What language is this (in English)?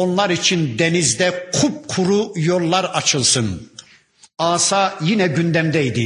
Turkish